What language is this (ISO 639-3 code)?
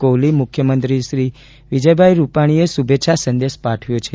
guj